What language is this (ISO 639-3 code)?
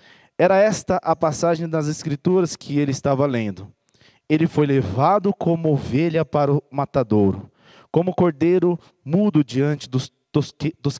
por